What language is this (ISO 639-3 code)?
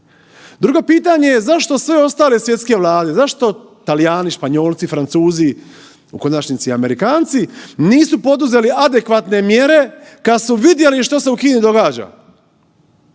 hrv